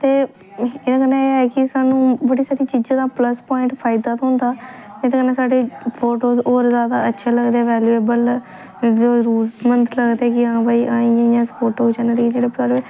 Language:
Dogri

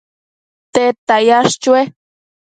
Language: Matsés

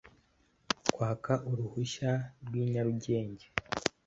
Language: Kinyarwanda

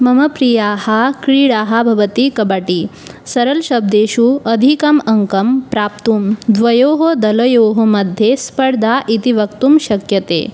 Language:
Sanskrit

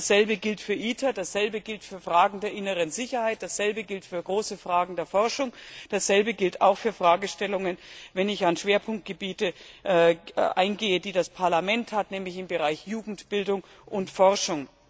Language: German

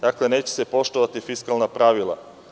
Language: Serbian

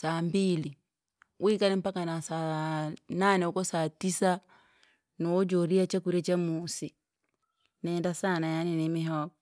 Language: Langi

